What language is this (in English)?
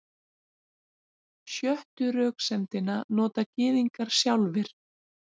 Icelandic